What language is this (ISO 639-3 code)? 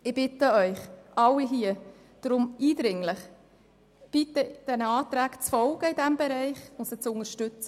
gsw